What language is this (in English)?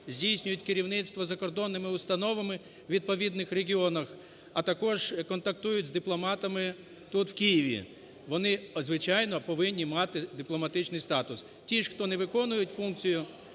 Ukrainian